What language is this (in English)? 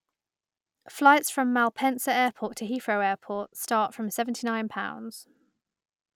English